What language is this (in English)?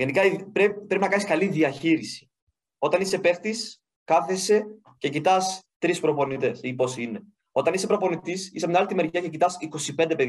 Greek